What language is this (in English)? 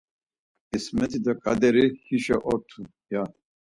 Laz